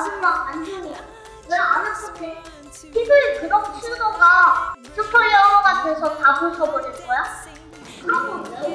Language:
Korean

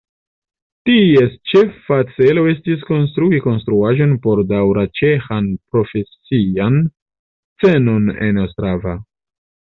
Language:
Esperanto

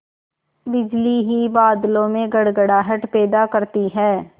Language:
Hindi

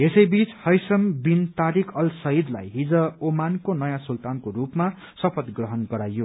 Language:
Nepali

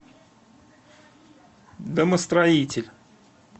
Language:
Russian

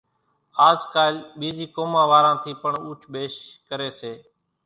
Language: Kachi Koli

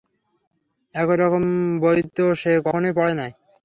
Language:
Bangla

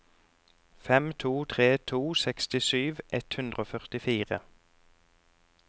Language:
Norwegian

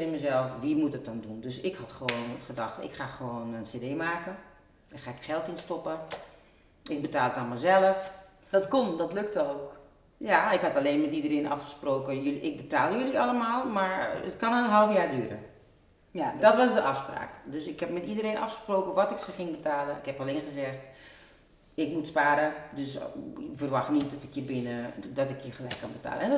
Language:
Dutch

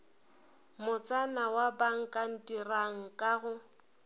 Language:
Northern Sotho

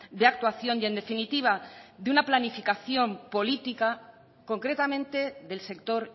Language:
Spanish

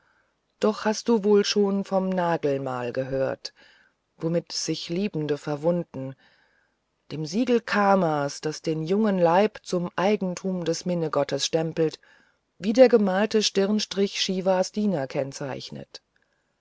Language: German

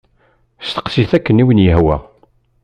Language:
Kabyle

